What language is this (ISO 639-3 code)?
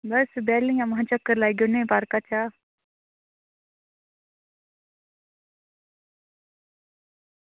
doi